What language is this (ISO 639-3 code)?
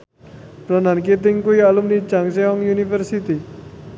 jav